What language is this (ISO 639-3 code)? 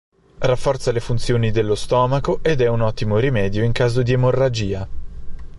ita